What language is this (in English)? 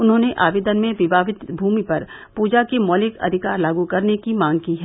Hindi